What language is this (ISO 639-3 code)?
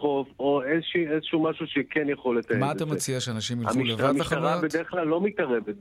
heb